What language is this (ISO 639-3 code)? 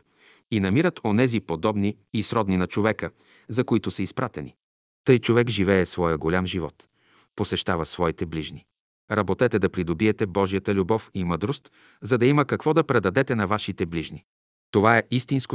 bul